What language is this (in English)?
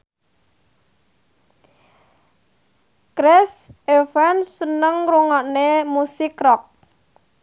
Javanese